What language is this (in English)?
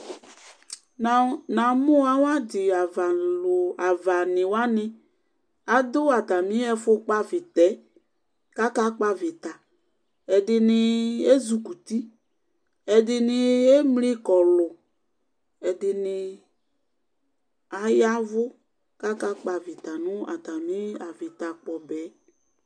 Ikposo